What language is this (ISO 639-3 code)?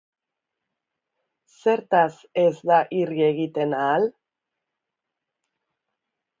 eus